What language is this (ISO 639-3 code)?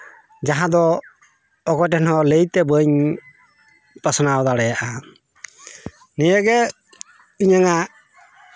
sat